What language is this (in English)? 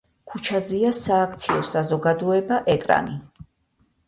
Georgian